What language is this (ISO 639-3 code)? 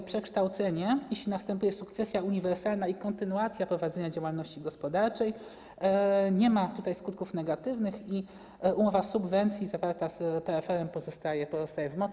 pol